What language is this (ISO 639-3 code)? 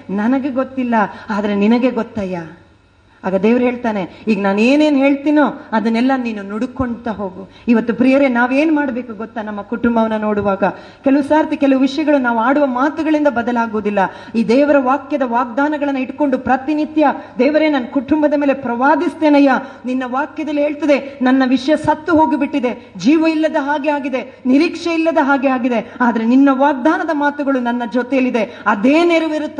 kan